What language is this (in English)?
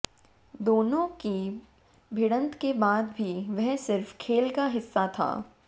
Hindi